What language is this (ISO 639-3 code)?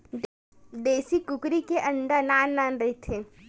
hne